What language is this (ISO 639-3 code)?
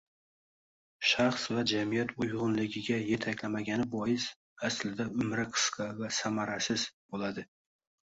uzb